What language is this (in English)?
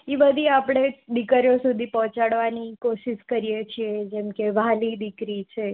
Gujarati